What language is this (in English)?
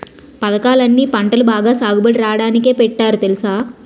Telugu